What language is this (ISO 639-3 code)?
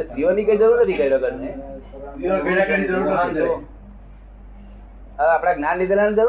guj